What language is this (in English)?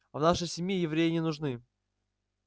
Russian